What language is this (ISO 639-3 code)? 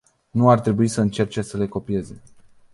ron